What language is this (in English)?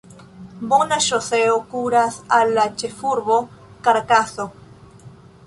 Esperanto